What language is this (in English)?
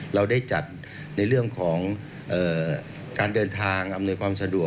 Thai